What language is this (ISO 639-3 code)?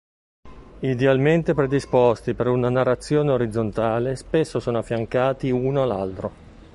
ita